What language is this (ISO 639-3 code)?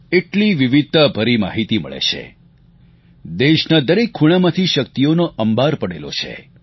guj